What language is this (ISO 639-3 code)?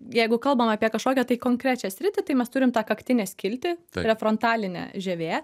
lit